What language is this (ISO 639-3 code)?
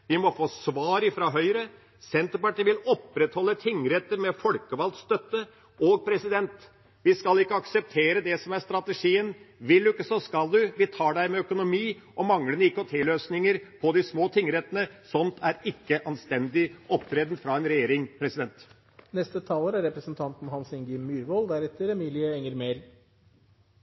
nor